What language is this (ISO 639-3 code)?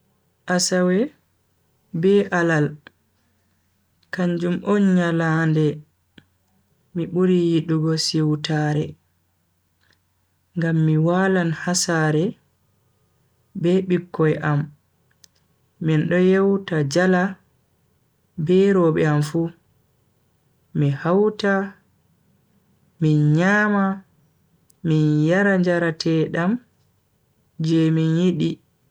fui